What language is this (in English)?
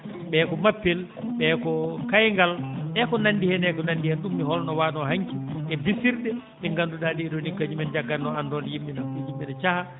Fula